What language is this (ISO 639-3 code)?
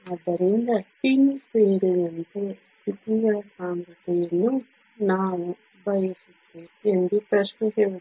kan